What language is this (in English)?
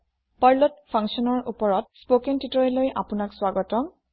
Assamese